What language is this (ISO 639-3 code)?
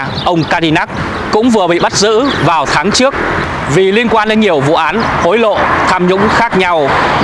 vie